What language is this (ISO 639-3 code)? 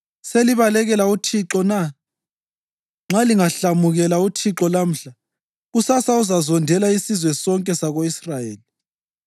nde